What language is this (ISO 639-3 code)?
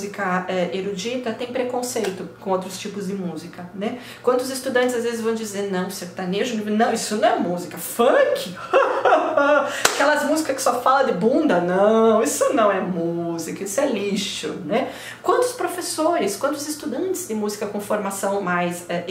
por